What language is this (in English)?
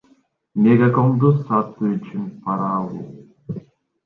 Kyrgyz